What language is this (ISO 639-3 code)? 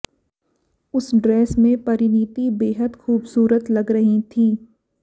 hin